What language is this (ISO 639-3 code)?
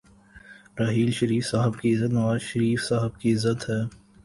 urd